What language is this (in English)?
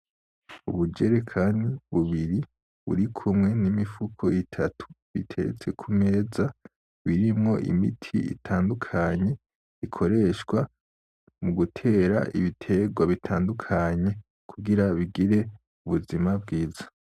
Rundi